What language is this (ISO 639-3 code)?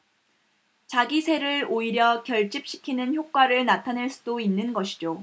kor